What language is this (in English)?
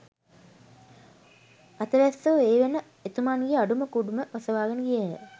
Sinhala